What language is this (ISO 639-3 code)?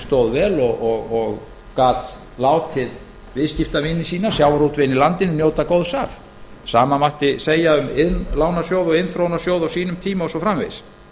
isl